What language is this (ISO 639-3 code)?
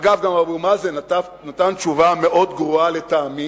heb